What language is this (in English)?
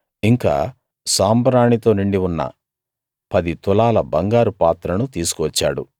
Telugu